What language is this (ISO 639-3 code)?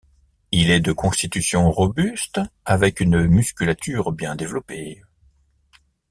fra